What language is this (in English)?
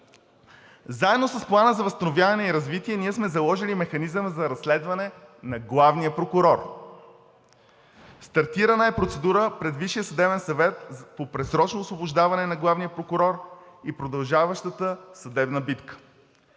Bulgarian